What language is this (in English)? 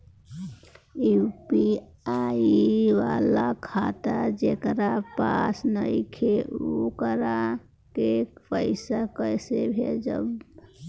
Bhojpuri